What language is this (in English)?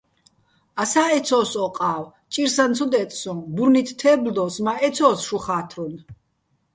Bats